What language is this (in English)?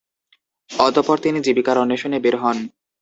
Bangla